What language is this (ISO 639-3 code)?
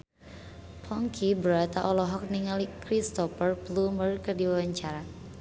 sun